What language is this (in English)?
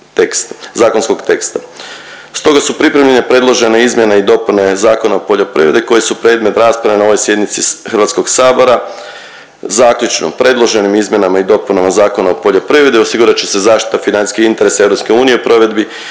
Croatian